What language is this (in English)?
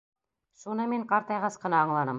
Bashkir